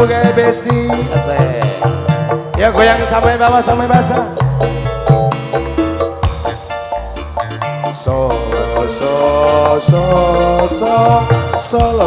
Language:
Indonesian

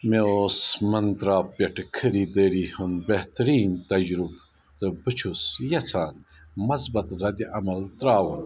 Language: Kashmiri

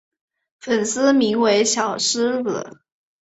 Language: Chinese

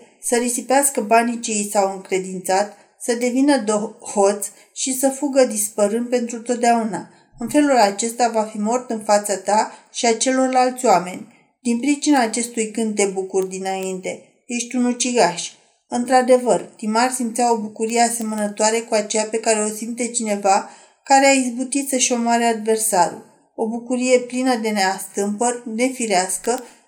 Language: Romanian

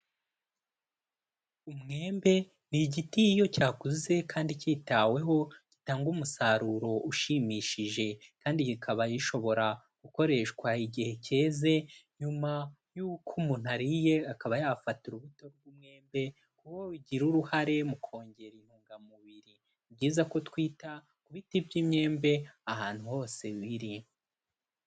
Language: Kinyarwanda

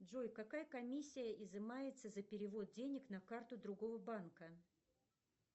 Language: Russian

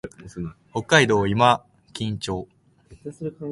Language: Japanese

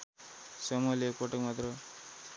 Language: Nepali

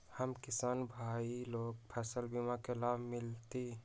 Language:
Magahi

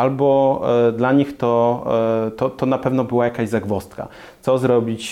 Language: Polish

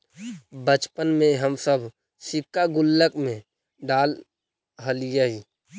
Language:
Magahi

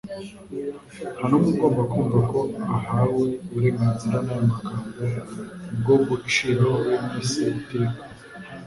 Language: Kinyarwanda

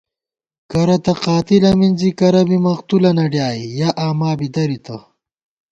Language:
Gawar-Bati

